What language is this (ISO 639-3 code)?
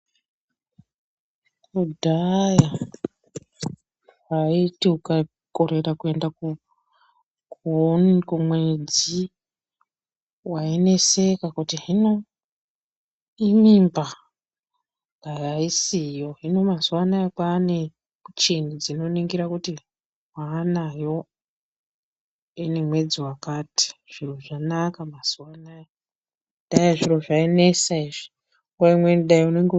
ndc